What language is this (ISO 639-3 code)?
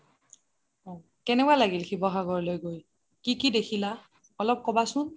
asm